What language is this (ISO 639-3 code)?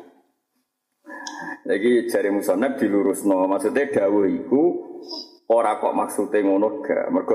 msa